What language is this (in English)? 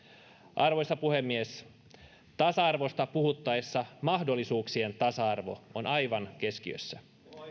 Finnish